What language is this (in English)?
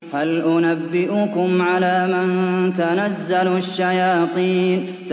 Arabic